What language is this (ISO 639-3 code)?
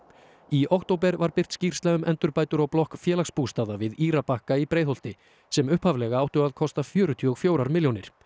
isl